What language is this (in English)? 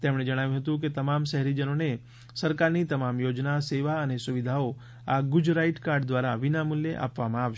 Gujarati